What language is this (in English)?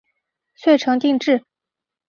Chinese